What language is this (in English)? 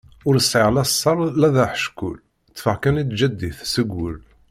Kabyle